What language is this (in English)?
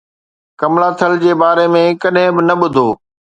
Sindhi